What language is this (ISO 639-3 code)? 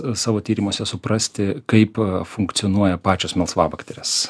lit